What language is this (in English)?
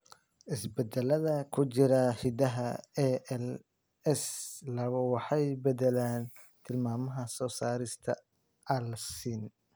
Somali